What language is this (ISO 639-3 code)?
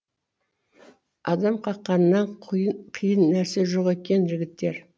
kaz